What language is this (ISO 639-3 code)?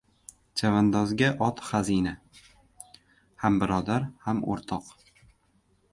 uzb